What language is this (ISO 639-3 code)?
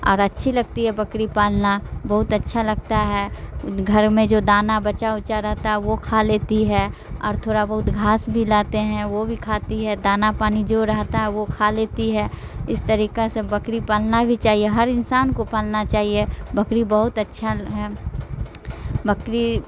urd